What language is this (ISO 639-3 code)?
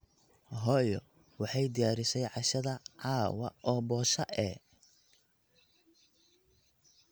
som